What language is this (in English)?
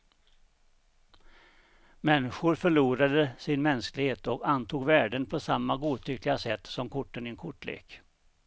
Swedish